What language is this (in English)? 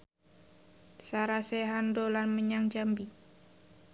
Javanese